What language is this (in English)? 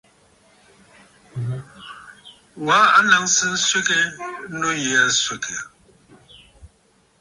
Bafut